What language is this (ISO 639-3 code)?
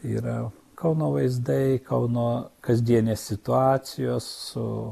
lit